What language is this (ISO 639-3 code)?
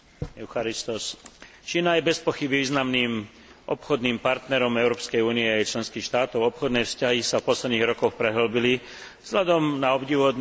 slk